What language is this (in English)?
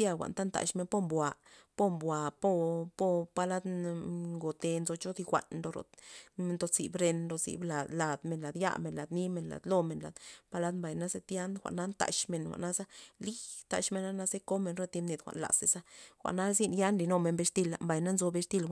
Loxicha Zapotec